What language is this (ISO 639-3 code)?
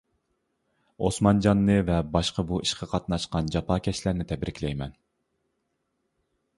uig